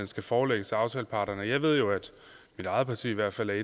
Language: Danish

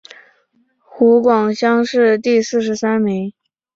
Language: Chinese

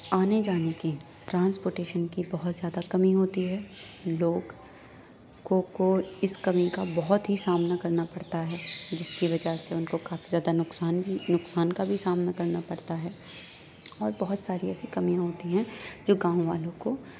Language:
Urdu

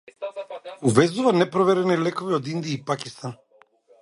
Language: Macedonian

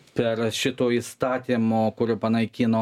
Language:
Lithuanian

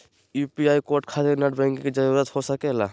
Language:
Magahi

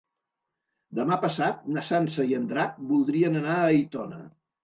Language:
Catalan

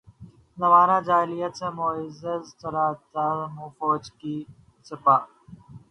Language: Urdu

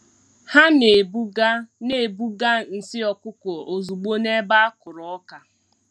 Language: Igbo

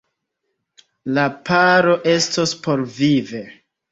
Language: Esperanto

